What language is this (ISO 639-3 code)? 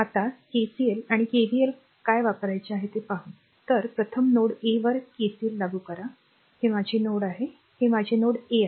mar